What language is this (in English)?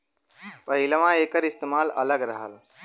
Bhojpuri